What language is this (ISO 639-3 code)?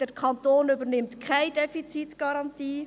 gsw